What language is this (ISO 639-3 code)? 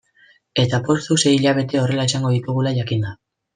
eus